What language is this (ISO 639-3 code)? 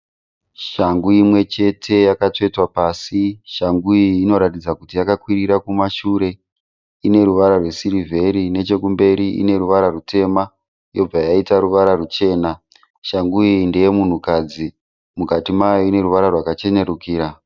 sna